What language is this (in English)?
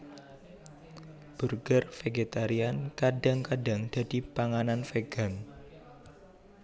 Javanese